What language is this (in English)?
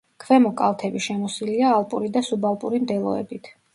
Georgian